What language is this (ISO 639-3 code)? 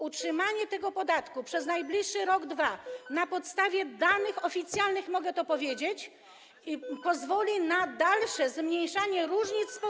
pol